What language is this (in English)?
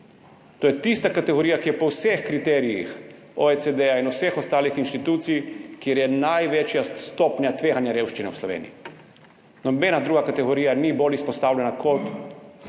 Slovenian